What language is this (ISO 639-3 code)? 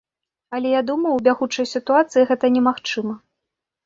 bel